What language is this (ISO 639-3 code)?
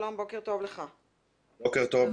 heb